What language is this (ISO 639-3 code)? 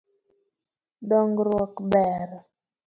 luo